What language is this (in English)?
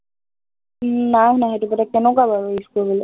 Assamese